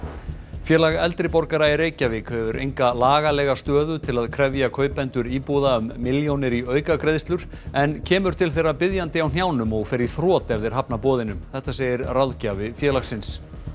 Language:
Icelandic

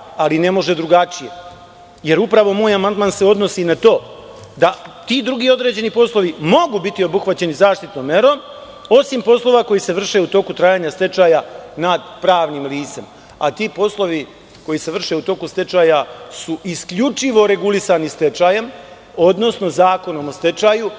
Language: Serbian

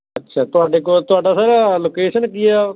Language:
Punjabi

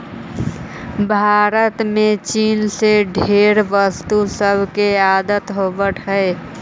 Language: Magahi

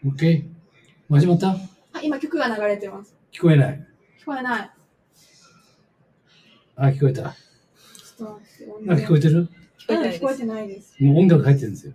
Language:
Japanese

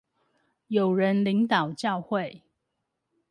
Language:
Chinese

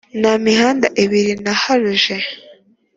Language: Kinyarwanda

